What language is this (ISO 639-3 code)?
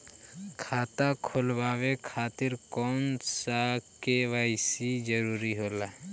bho